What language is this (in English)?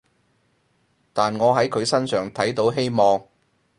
Cantonese